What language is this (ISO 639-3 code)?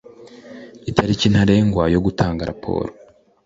kin